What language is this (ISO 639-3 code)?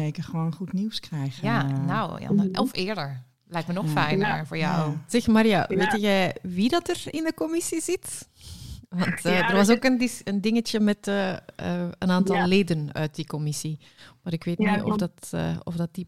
nld